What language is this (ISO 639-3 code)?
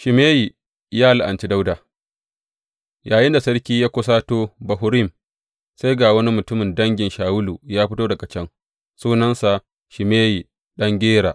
hau